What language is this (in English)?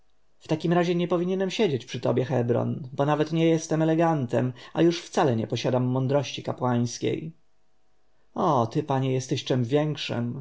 Polish